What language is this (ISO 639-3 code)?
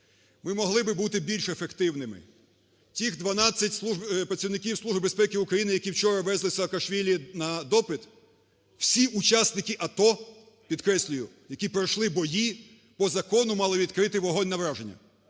ukr